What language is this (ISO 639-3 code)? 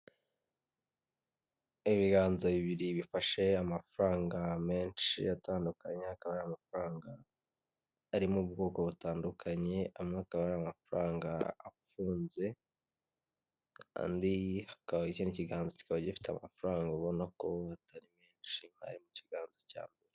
kin